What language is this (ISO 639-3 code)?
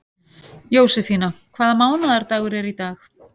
isl